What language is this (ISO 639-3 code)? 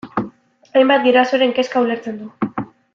eus